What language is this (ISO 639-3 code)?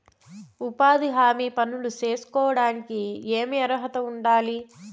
tel